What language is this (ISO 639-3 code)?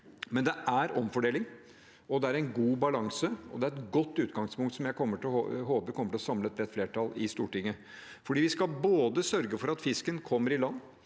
nor